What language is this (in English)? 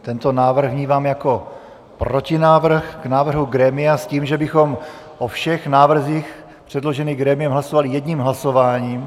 Czech